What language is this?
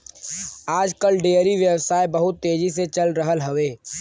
Bhojpuri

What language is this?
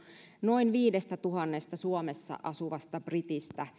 Finnish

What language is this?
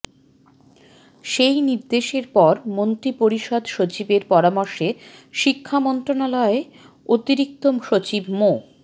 Bangla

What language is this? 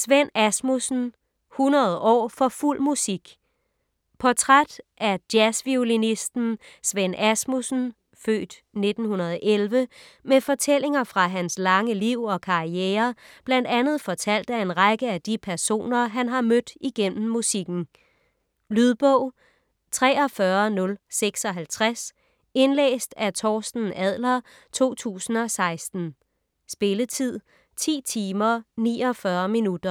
Danish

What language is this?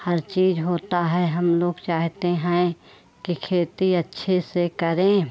Hindi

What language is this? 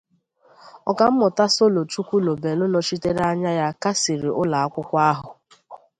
Igbo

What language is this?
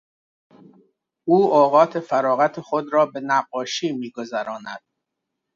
Persian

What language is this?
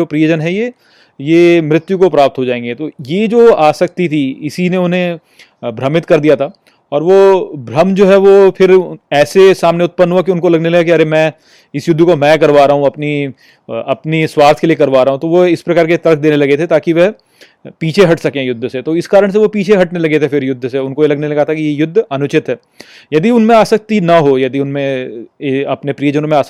Hindi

